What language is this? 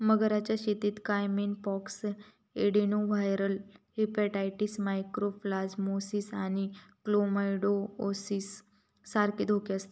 Marathi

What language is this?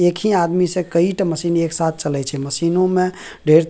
Maithili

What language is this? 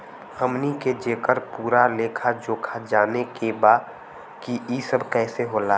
Bhojpuri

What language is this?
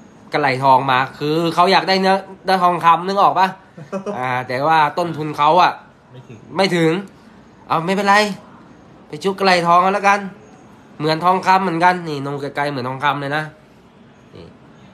Thai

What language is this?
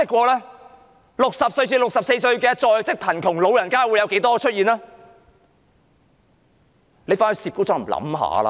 Cantonese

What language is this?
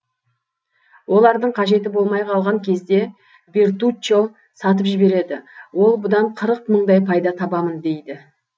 Kazakh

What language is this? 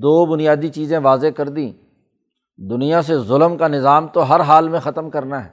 Urdu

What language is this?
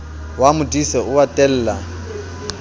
Southern Sotho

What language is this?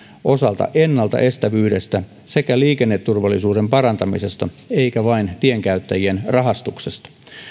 Finnish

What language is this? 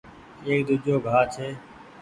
Goaria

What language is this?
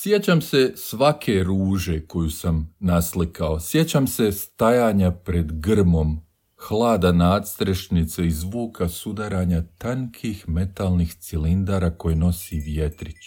Croatian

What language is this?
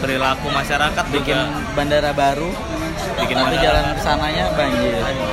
Indonesian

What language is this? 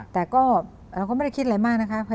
Thai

